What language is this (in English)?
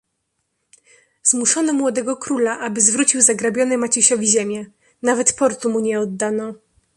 Polish